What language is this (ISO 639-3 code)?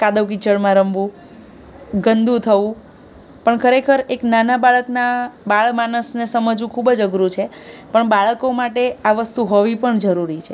guj